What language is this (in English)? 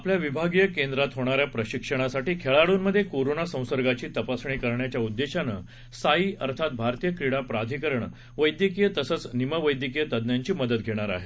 Marathi